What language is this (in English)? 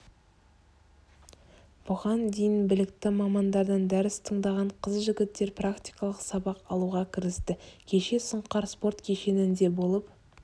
Kazakh